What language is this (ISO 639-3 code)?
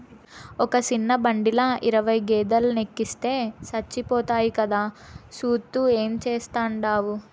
tel